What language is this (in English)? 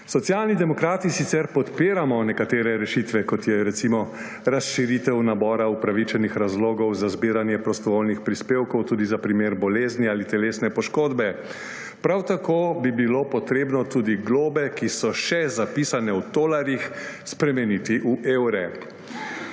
Slovenian